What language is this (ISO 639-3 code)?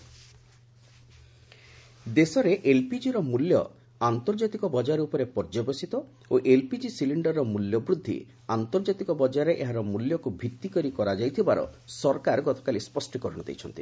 ori